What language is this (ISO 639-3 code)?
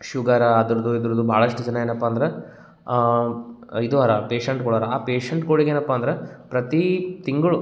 kan